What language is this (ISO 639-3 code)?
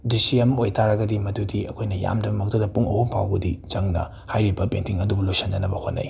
mni